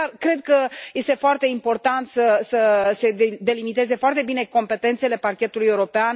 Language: Romanian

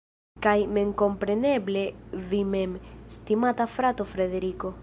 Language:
Esperanto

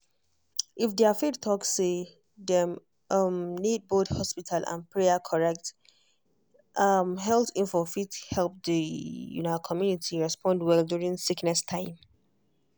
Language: Nigerian Pidgin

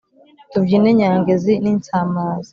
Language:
Kinyarwanda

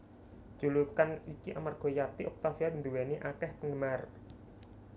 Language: Javanese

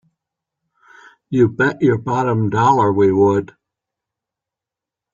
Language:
English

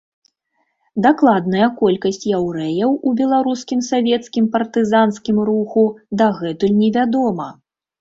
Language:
Belarusian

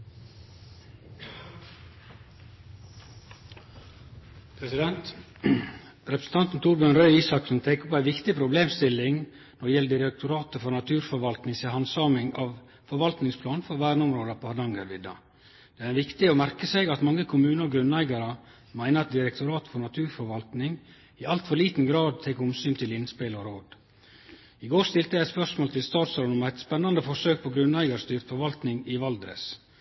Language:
Norwegian Nynorsk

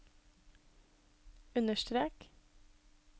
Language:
Norwegian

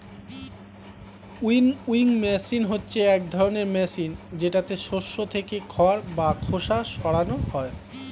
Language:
Bangla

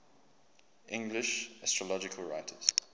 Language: English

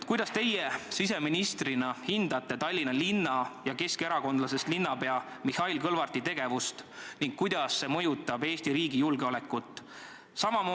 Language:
Estonian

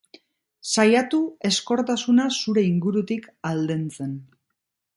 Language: Basque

